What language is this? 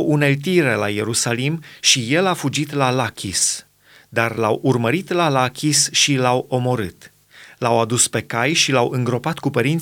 Romanian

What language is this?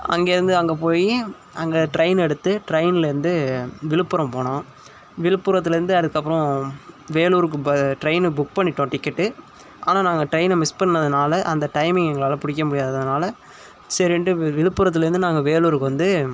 Tamil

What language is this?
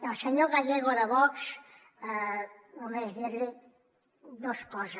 Catalan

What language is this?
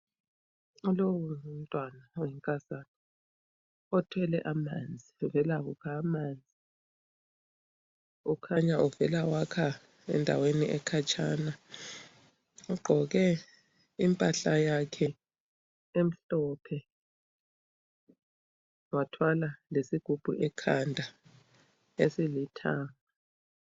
North Ndebele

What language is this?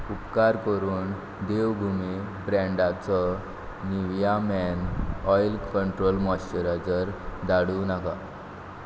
Konkani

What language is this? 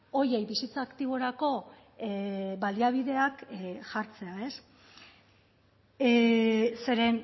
Basque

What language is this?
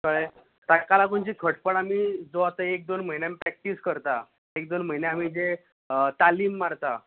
Konkani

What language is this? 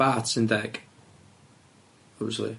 Welsh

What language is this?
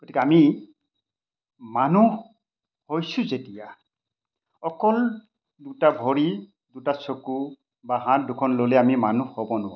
Assamese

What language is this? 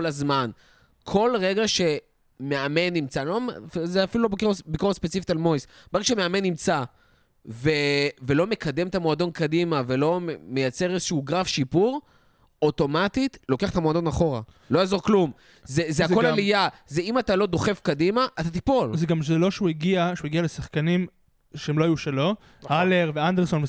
Hebrew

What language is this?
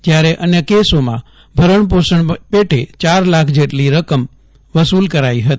Gujarati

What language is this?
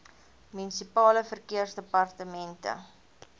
Afrikaans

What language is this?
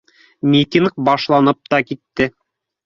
Bashkir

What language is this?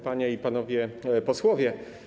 Polish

